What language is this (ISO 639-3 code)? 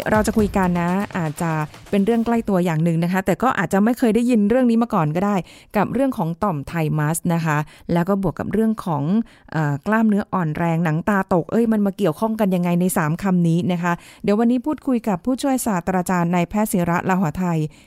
tha